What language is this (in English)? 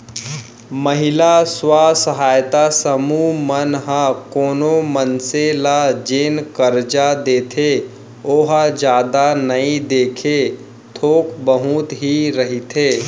Chhattisgarhi